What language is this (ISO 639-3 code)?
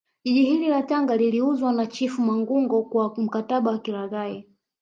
swa